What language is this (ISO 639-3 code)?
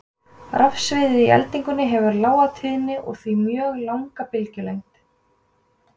isl